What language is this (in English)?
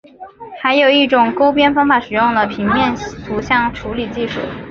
Chinese